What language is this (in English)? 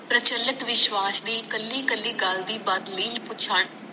Punjabi